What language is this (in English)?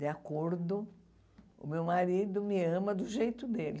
Portuguese